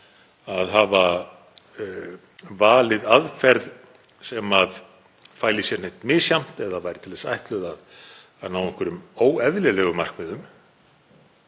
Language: Icelandic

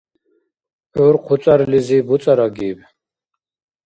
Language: Dargwa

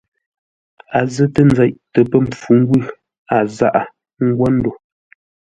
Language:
Ngombale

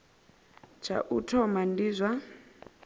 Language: Venda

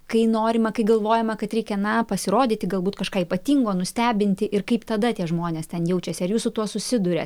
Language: Lithuanian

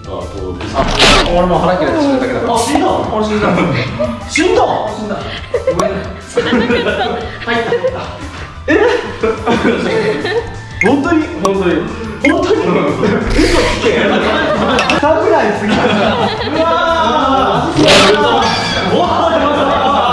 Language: Japanese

